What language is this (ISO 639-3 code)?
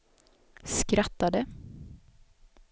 swe